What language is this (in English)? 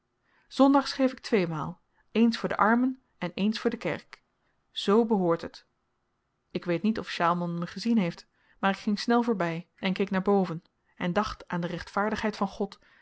Dutch